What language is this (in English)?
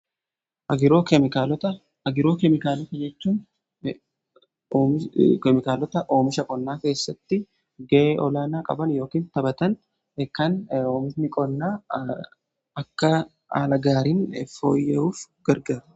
Oromo